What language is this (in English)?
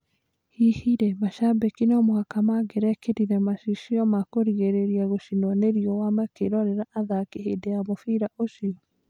Kikuyu